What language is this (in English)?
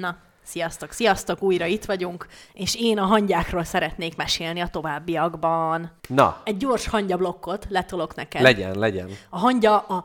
Hungarian